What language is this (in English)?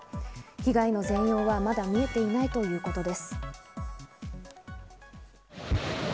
Japanese